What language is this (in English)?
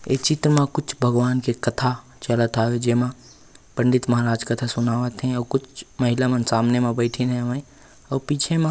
Chhattisgarhi